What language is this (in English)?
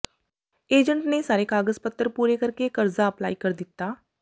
Punjabi